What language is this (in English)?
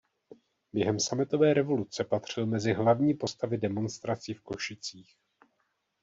Czech